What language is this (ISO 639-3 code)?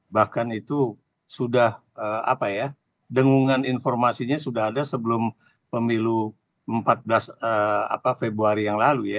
ind